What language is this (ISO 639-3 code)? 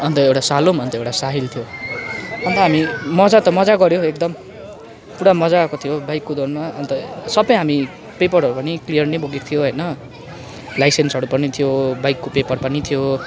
nep